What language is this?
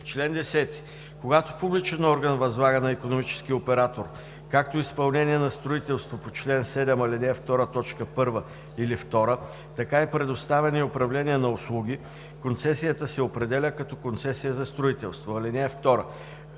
Bulgarian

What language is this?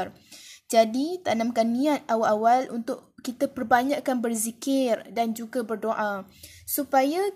Malay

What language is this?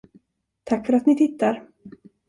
Swedish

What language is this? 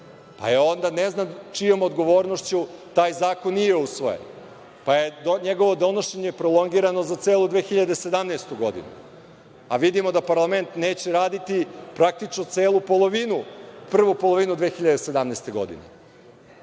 Serbian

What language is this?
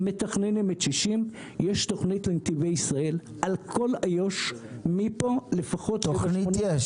Hebrew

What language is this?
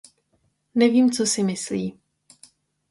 Czech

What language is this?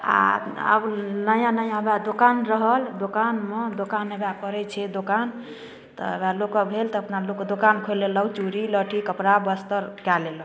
Maithili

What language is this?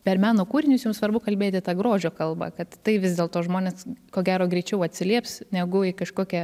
Lithuanian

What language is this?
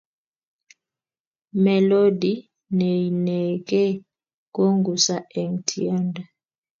Kalenjin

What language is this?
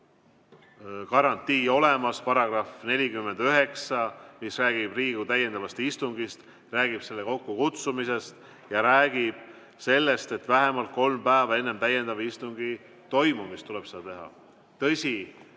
Estonian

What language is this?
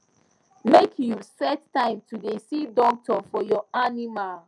Nigerian Pidgin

